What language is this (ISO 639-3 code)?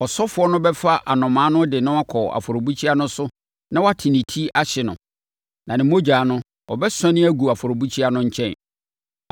aka